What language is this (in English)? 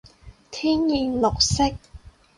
Cantonese